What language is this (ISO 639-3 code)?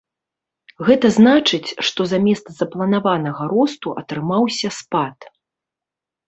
bel